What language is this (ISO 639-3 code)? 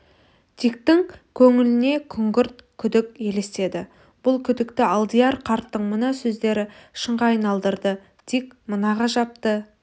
kaz